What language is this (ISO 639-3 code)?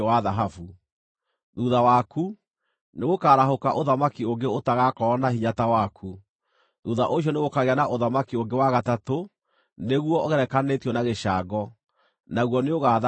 kik